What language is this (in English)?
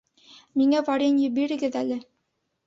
Bashkir